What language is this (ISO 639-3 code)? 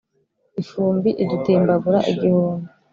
kin